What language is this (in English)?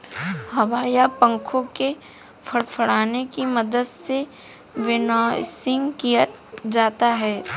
Hindi